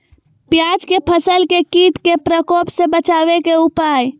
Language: Magahi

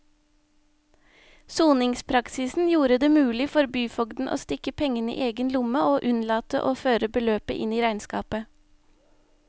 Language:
Norwegian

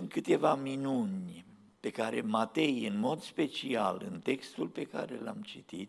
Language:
Romanian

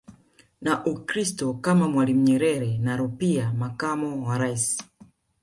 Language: Swahili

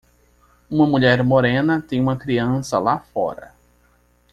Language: Portuguese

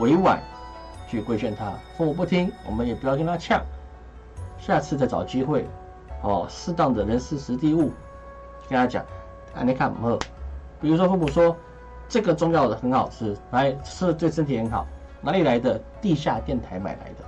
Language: Chinese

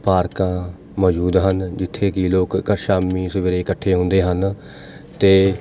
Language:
Punjabi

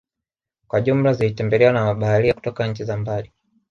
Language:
Swahili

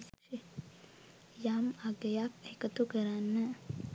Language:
Sinhala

